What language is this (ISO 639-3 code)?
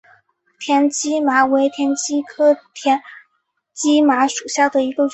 zho